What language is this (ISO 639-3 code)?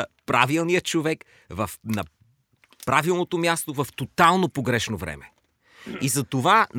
bul